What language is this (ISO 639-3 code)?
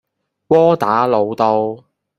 yue